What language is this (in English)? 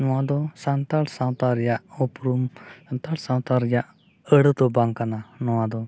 Santali